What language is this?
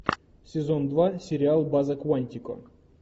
Russian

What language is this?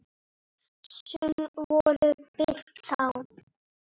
Icelandic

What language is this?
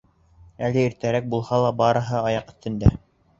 Bashkir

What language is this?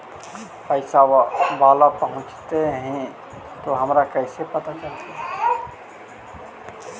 Magahi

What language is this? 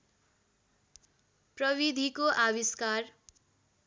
Nepali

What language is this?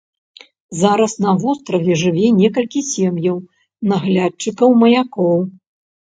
Belarusian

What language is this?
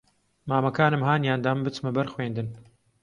Central Kurdish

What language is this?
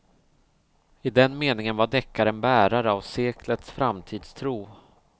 Swedish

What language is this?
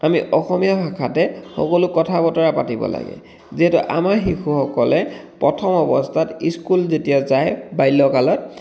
Assamese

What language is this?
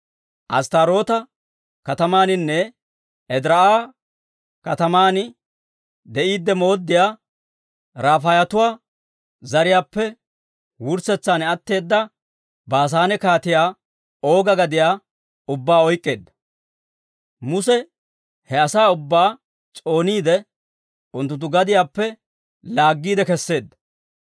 Dawro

